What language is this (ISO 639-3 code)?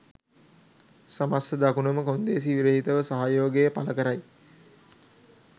sin